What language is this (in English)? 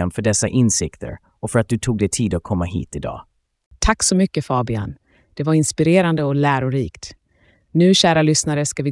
Swedish